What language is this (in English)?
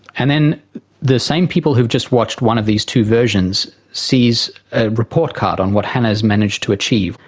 English